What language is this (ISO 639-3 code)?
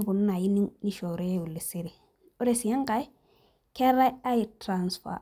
mas